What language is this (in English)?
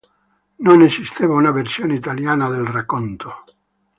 Italian